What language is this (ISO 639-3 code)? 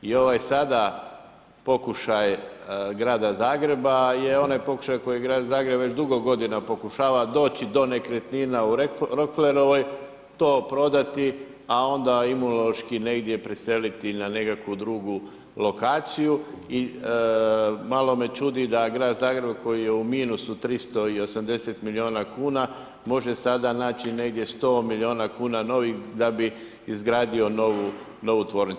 hrv